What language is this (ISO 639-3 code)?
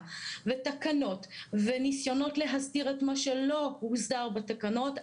heb